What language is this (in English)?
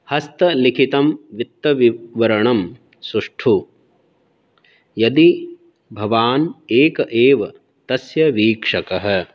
Sanskrit